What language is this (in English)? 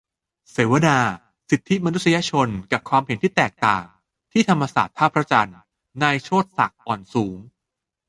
Thai